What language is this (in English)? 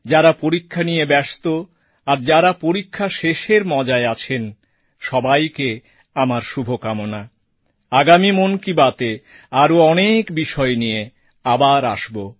Bangla